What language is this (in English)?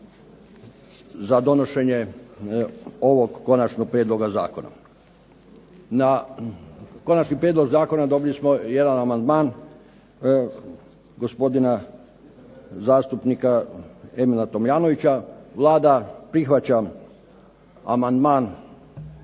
Croatian